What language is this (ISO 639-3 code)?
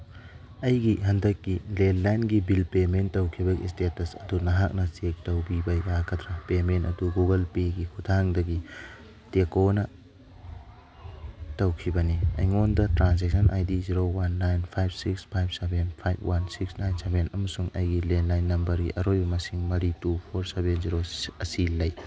mni